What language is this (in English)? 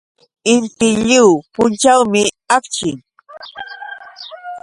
Yauyos Quechua